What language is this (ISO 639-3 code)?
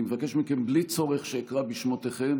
heb